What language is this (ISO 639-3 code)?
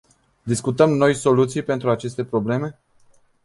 ron